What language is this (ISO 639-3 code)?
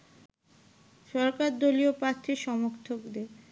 ben